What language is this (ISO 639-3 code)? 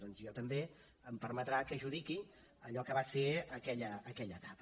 cat